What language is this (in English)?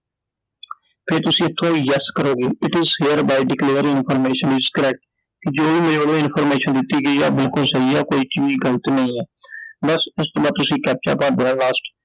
Punjabi